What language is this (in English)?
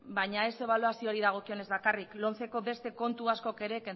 Basque